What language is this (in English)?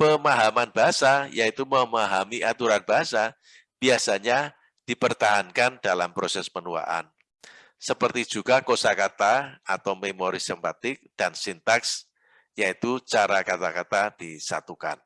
Indonesian